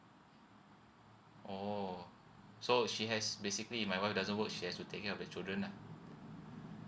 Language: English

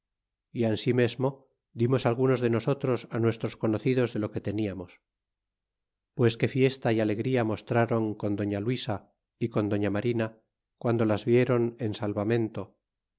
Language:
Spanish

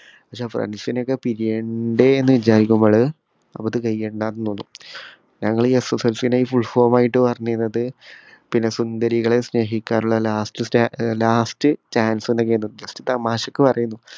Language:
Malayalam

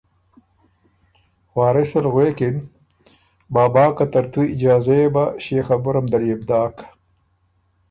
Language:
Ormuri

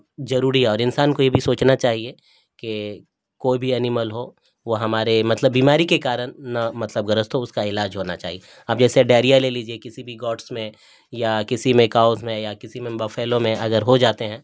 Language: Urdu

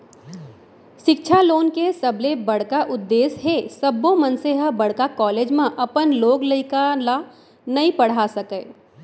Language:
Chhattisgarhi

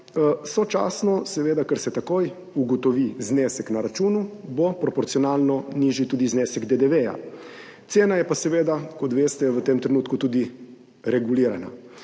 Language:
Slovenian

